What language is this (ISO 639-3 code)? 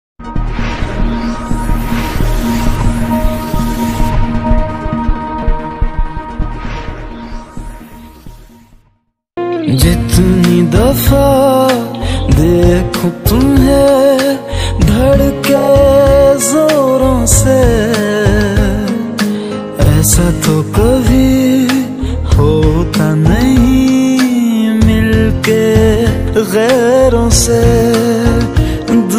fra